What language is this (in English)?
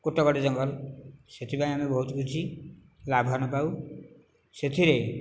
Odia